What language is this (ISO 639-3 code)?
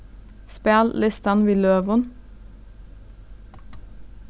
fao